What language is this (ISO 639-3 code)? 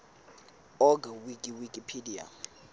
sot